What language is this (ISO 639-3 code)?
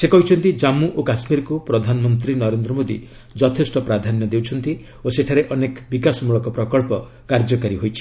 ori